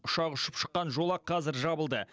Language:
Kazakh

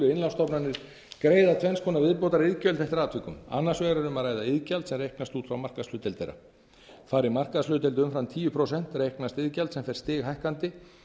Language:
Icelandic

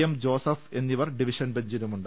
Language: Malayalam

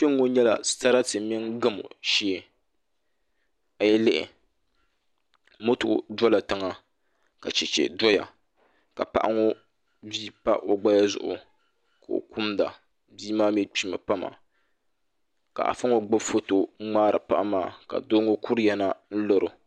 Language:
Dagbani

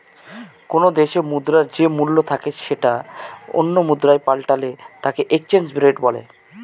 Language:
Bangla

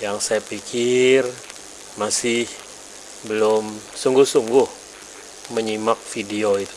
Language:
Indonesian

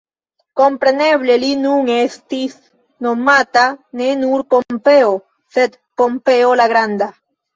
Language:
Esperanto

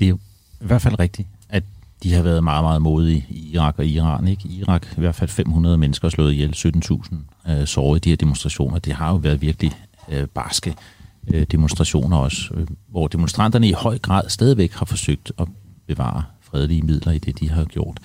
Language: Danish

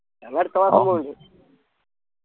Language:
Malayalam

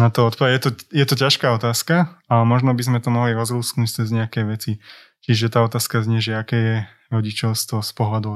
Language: Slovak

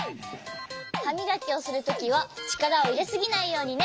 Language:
Japanese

